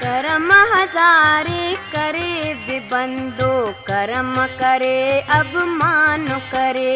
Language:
Hindi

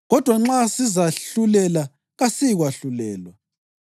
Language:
North Ndebele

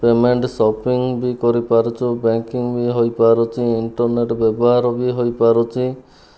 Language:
Odia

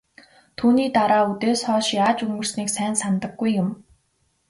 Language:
Mongolian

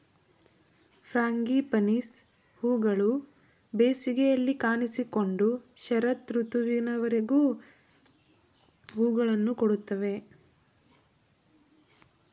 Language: Kannada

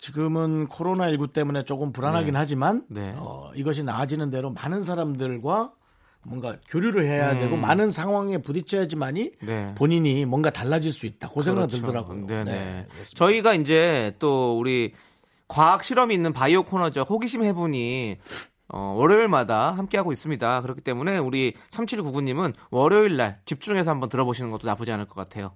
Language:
Korean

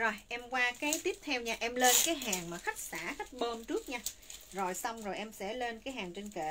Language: Vietnamese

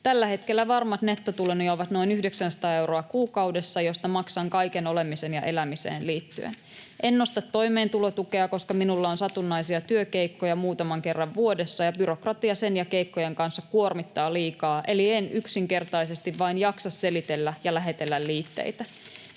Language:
Finnish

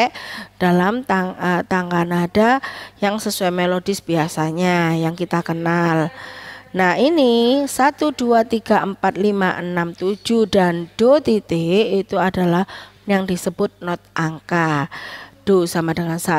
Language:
Indonesian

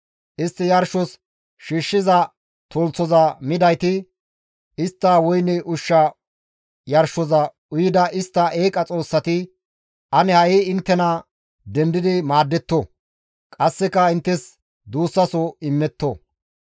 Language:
Gamo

